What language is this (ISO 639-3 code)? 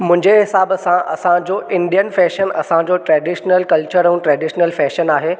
snd